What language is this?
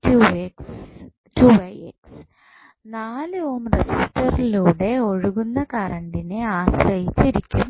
Malayalam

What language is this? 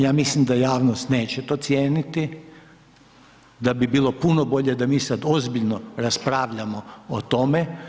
Croatian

